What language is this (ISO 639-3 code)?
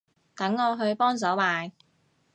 yue